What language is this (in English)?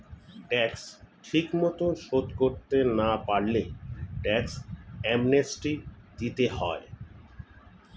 Bangla